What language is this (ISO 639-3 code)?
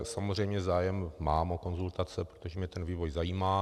ces